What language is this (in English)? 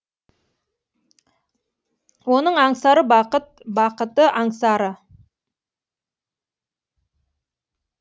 Kazakh